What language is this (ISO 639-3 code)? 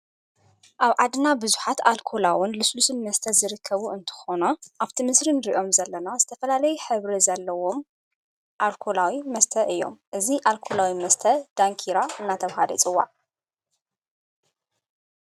tir